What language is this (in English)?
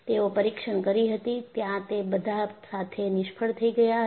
Gujarati